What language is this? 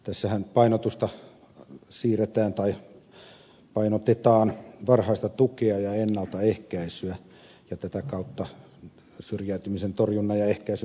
Finnish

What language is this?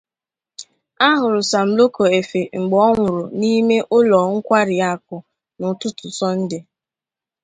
Igbo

